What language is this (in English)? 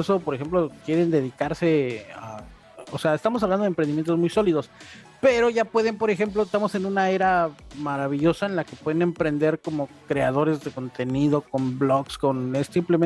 Spanish